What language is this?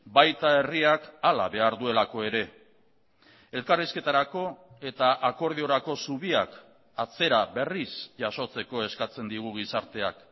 Basque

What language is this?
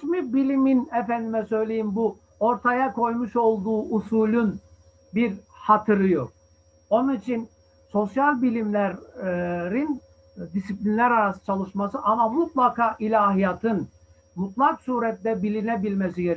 Turkish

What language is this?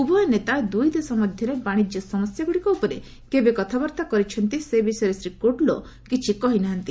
Odia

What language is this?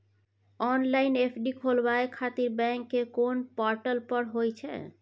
Maithili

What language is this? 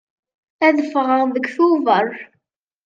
Kabyle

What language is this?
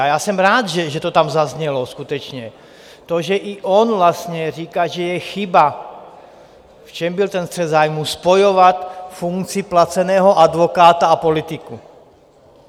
Czech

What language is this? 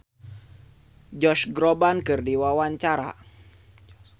Sundanese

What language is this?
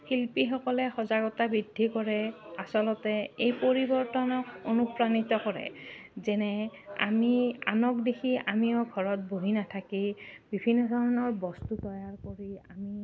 Assamese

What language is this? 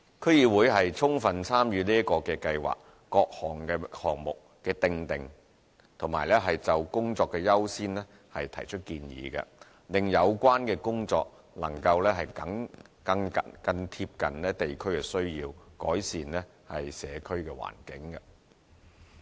Cantonese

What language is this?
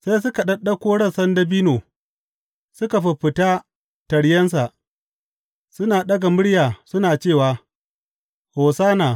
Hausa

